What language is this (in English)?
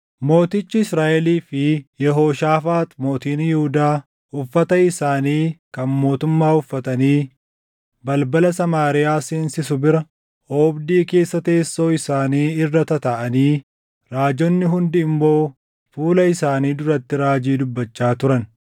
Oromo